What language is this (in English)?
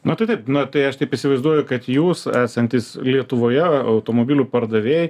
Lithuanian